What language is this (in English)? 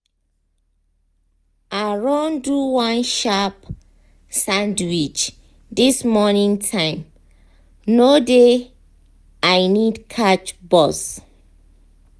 Nigerian Pidgin